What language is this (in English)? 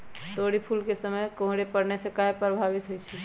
Magahi